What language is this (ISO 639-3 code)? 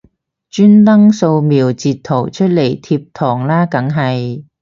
yue